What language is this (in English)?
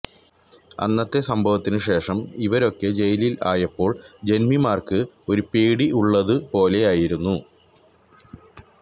Malayalam